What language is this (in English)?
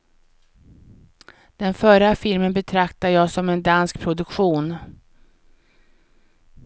Swedish